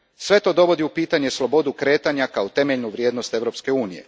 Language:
Croatian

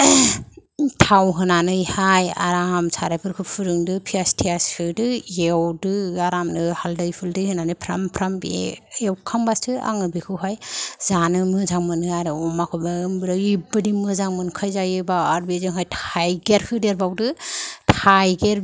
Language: Bodo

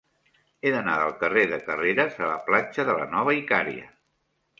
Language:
Catalan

